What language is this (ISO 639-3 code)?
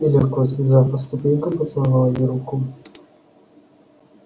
rus